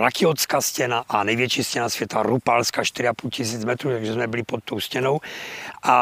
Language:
Czech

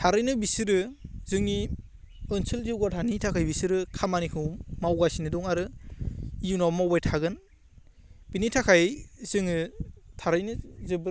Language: Bodo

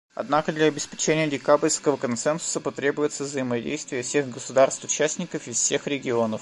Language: Russian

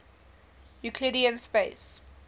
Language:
English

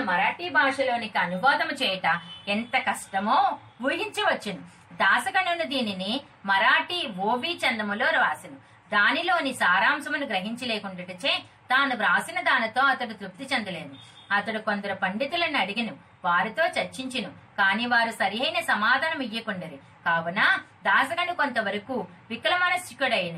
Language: Telugu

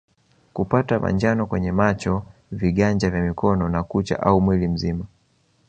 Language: Swahili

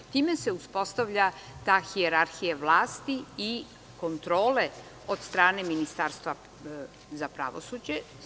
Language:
Serbian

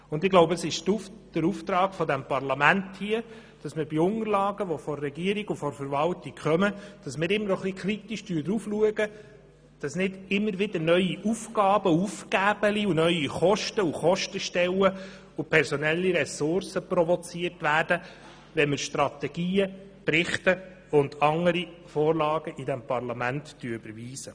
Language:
Swiss German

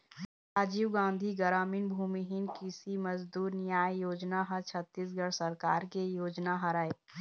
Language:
Chhattisgarhi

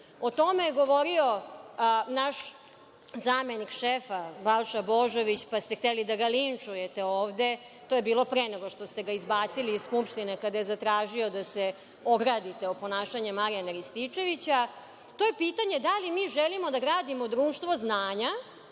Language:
Serbian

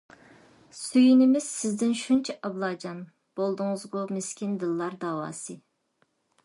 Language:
Uyghur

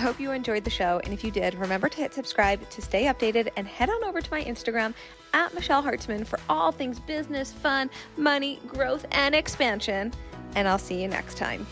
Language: English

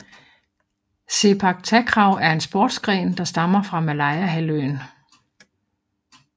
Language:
Danish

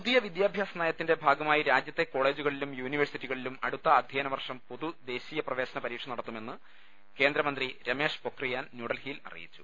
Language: Malayalam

